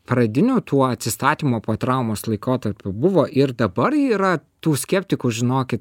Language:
Lithuanian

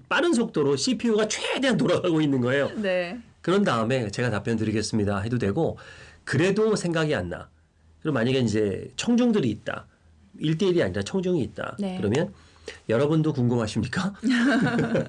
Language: Korean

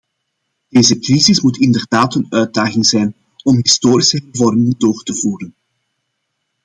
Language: Dutch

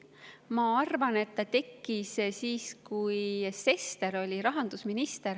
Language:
Estonian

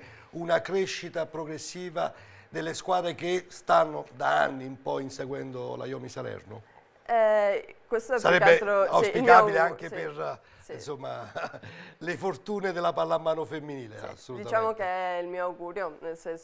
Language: Italian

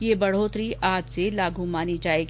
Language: Hindi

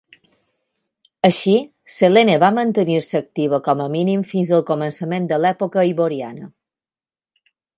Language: Catalan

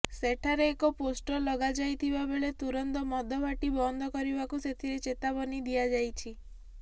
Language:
Odia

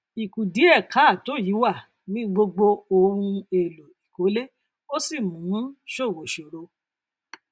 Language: Yoruba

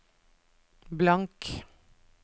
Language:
Norwegian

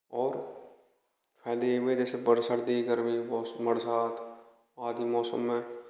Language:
Hindi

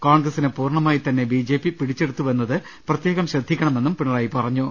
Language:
Malayalam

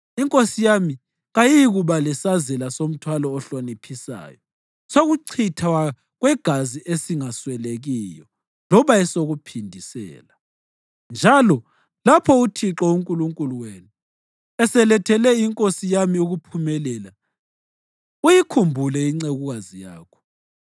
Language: North Ndebele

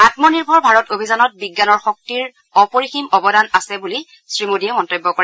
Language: Assamese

